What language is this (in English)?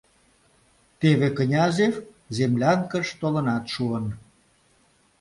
Mari